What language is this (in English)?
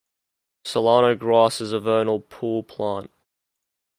English